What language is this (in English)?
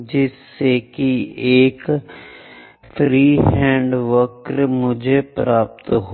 Hindi